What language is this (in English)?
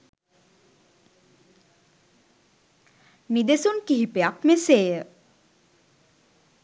Sinhala